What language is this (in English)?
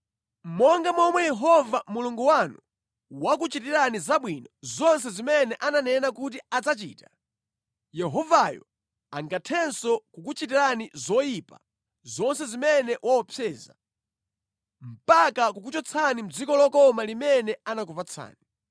Nyanja